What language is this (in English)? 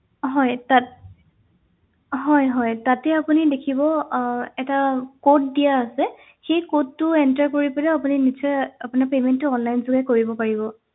Assamese